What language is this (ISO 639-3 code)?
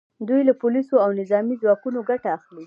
pus